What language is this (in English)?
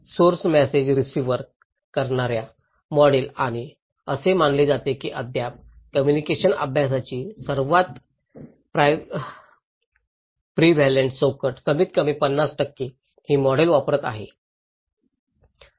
Marathi